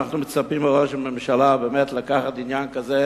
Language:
Hebrew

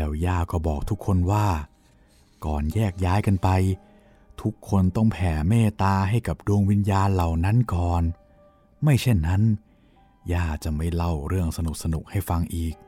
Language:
Thai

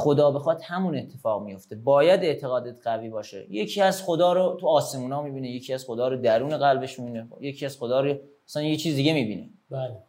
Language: Persian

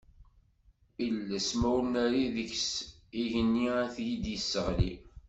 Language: Kabyle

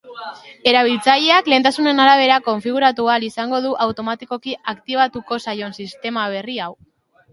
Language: Basque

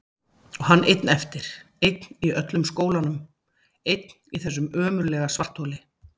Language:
Icelandic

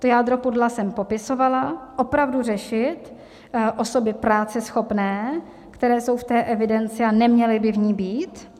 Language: Czech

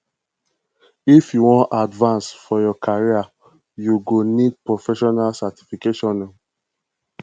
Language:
Nigerian Pidgin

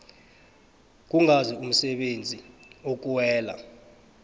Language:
South Ndebele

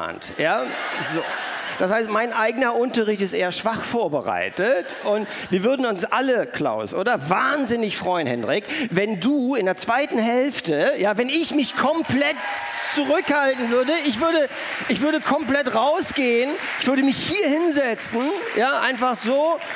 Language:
German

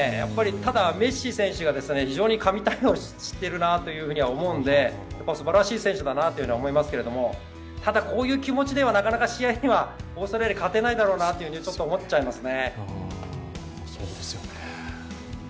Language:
Japanese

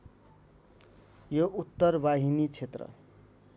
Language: Nepali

